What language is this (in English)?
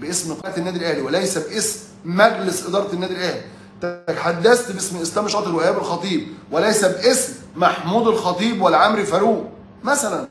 Arabic